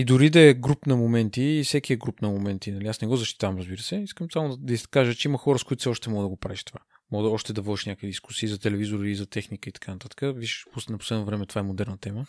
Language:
Bulgarian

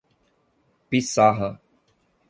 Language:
Portuguese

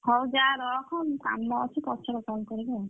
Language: Odia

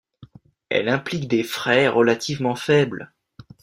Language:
French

